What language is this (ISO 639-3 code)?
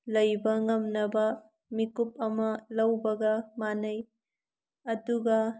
mni